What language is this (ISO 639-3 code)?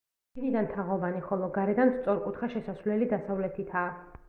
kat